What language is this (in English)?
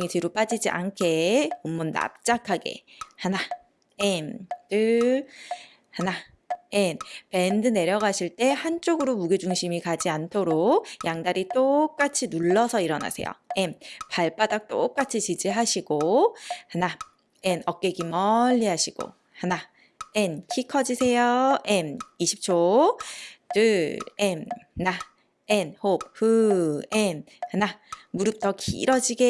Korean